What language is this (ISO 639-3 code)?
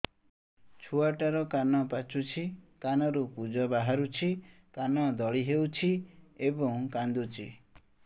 ori